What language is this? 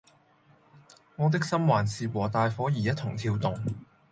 Cantonese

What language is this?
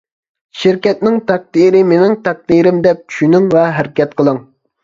Uyghur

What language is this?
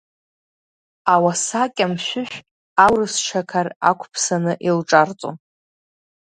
Abkhazian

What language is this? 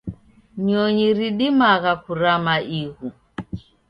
Taita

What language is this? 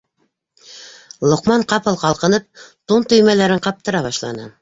Bashkir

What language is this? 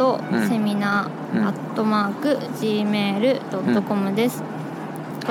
Japanese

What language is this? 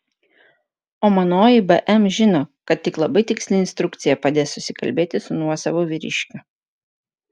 Lithuanian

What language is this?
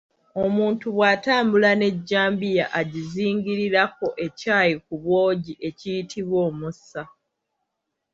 Ganda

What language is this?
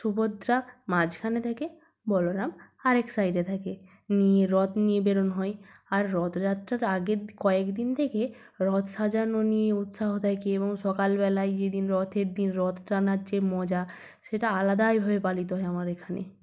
Bangla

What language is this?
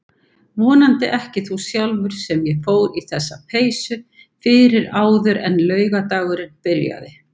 Icelandic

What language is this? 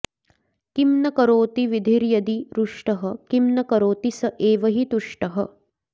Sanskrit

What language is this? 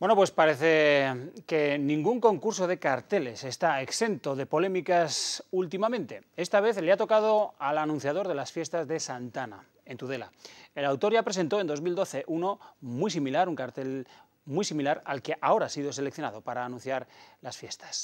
Spanish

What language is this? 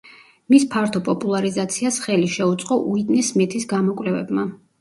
Georgian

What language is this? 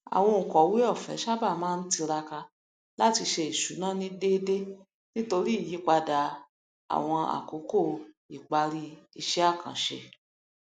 Yoruba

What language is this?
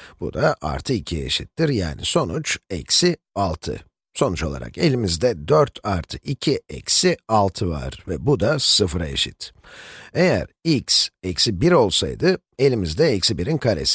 Turkish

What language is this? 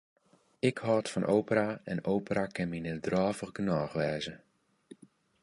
Western Frisian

